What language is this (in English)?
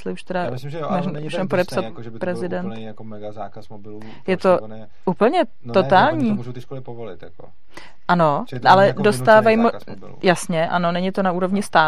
Czech